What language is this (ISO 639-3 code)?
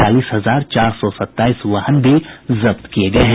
hin